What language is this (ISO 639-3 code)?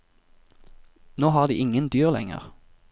nor